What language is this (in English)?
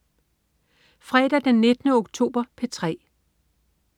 Danish